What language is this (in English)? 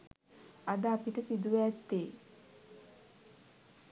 Sinhala